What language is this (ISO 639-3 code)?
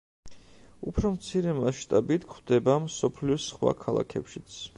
kat